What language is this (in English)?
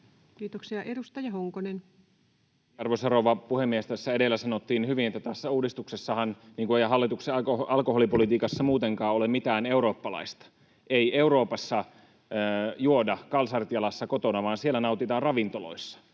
Finnish